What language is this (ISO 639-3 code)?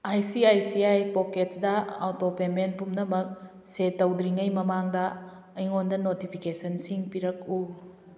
mni